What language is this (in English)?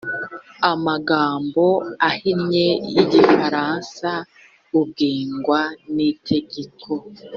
Kinyarwanda